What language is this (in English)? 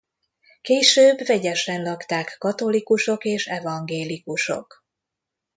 Hungarian